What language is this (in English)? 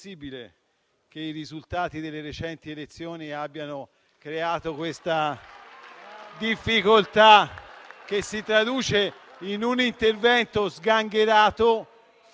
Italian